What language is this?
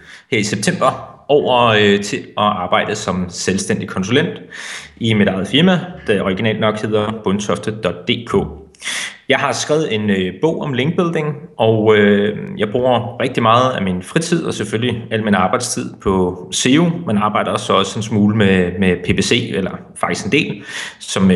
Danish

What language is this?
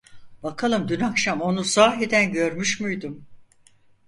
Turkish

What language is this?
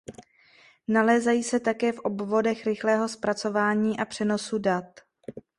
Czech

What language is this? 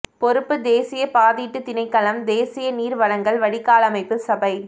Tamil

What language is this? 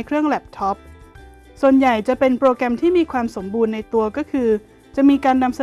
Thai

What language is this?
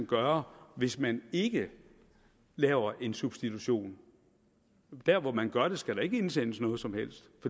Danish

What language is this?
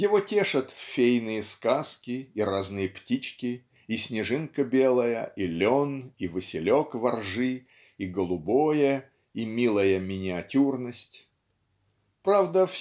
Russian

